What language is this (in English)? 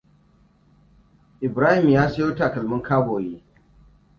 Hausa